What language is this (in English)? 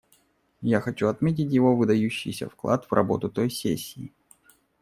Russian